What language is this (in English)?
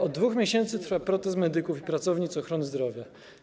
Polish